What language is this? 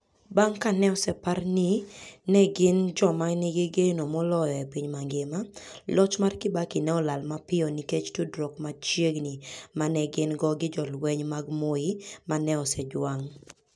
Luo (Kenya and Tanzania)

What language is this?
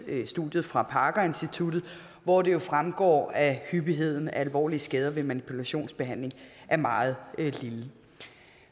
Danish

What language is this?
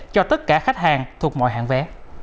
Vietnamese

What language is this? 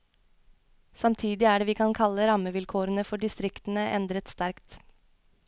Norwegian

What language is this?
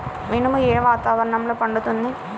Telugu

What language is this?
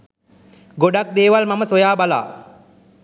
Sinhala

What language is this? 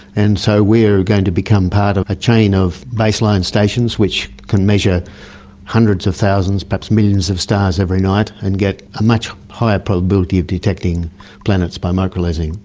English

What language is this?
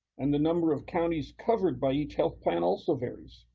English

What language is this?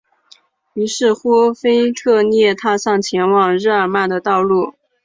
Chinese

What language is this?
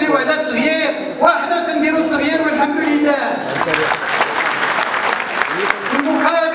Arabic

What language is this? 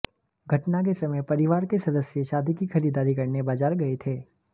Hindi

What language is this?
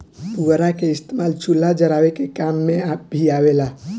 Bhojpuri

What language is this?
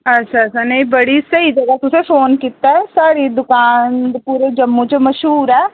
Dogri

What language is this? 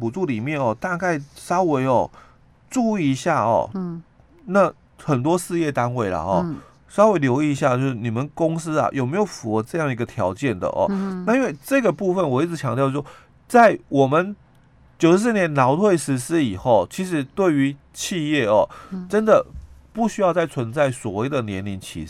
Chinese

